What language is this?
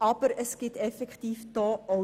Swiss German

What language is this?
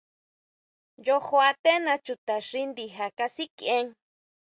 Huautla Mazatec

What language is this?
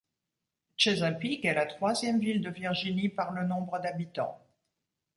French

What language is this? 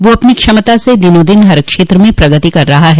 Hindi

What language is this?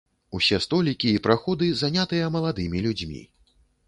Belarusian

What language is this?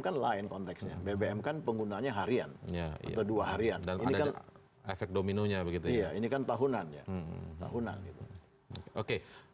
Indonesian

